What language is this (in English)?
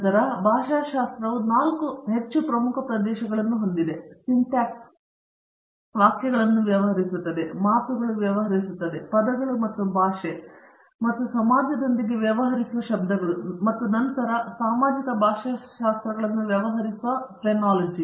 Kannada